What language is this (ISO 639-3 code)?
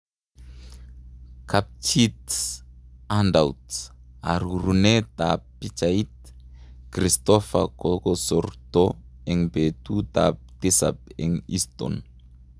kln